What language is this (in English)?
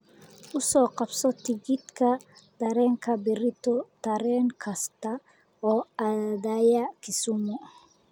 Somali